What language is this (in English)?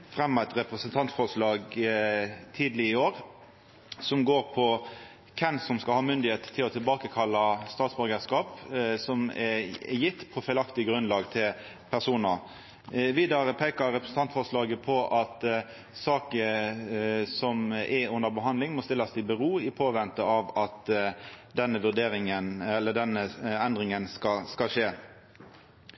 Norwegian Nynorsk